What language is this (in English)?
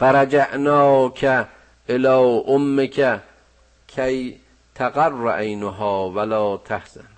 Persian